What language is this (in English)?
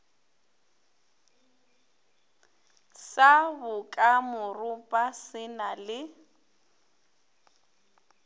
Northern Sotho